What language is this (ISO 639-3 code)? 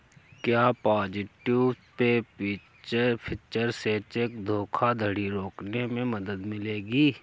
hin